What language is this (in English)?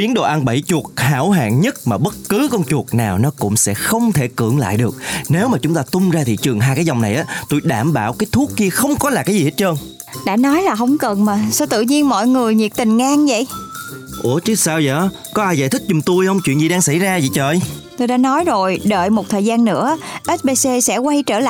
Vietnamese